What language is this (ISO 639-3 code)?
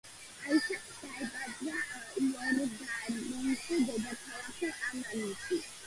kat